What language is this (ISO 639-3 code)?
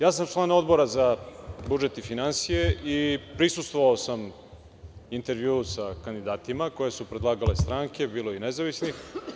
srp